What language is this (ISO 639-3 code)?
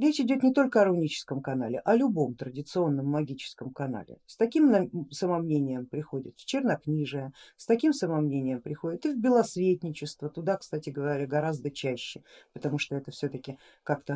rus